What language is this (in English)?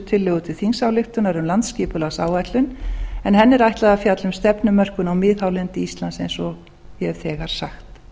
Icelandic